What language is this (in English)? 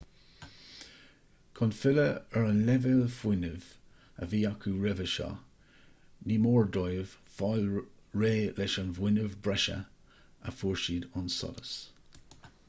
Irish